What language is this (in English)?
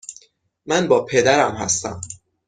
Persian